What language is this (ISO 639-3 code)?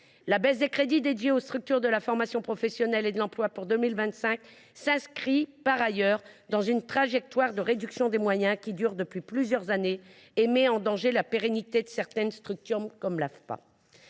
fra